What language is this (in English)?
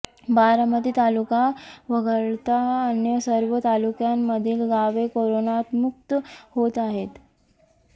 Marathi